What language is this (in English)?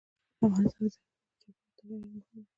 Pashto